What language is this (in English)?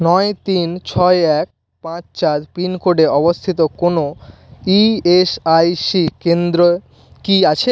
Bangla